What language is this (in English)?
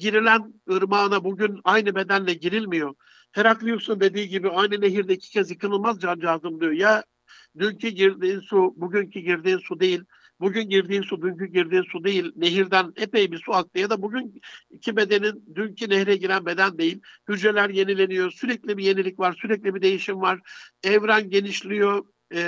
Turkish